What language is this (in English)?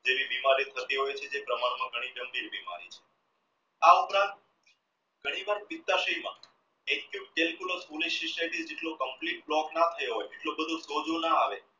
Gujarati